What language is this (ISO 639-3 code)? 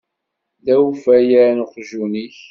kab